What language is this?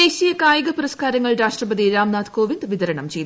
Malayalam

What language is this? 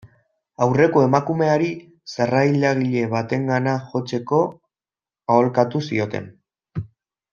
Basque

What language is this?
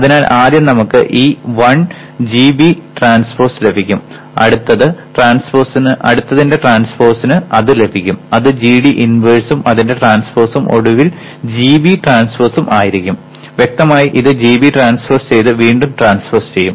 Malayalam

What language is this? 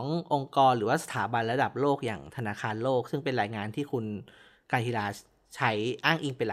Thai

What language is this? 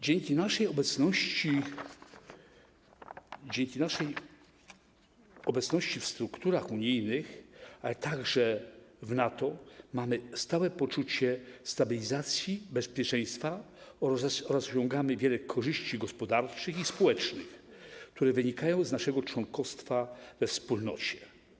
Polish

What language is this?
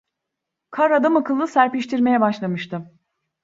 Turkish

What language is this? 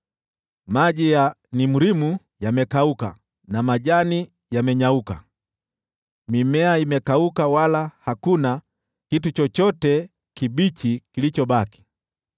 Swahili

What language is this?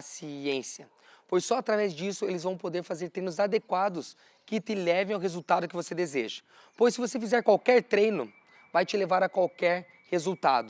Portuguese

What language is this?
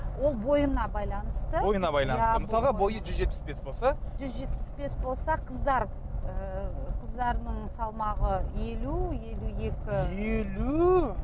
Kazakh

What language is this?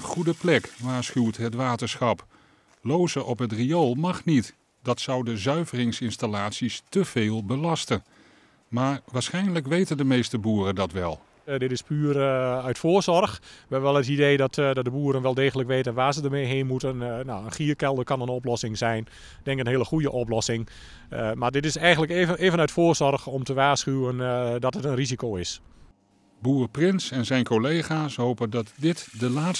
Dutch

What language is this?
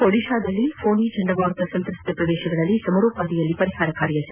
Kannada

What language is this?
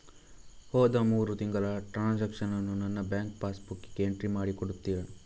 Kannada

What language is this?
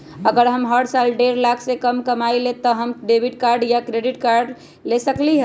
Magahi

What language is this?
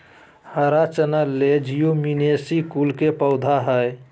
Magahi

